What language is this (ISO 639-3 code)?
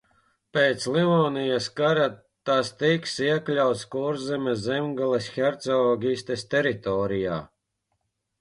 lav